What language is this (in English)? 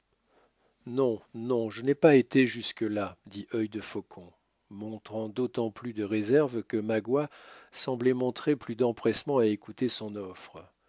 French